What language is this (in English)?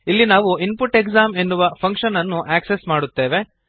Kannada